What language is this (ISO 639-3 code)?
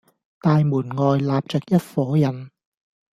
yue